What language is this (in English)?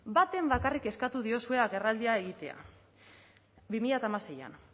Basque